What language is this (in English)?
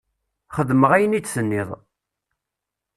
Kabyle